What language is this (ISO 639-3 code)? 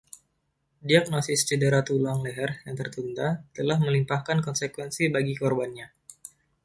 ind